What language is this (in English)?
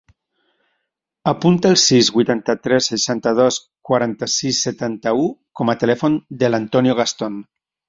Catalan